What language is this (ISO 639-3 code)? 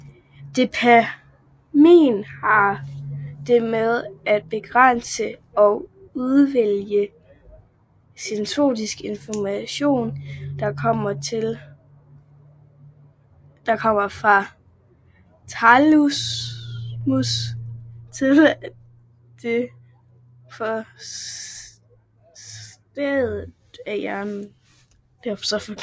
dan